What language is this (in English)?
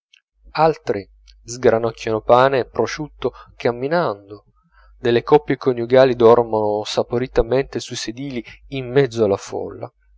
Italian